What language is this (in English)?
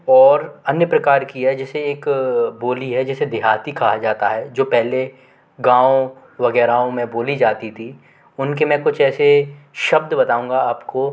Hindi